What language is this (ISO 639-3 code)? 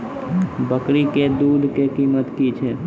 mai